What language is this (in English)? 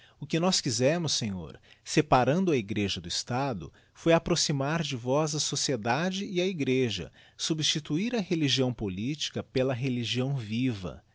Portuguese